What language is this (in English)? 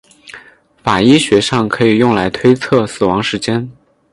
Chinese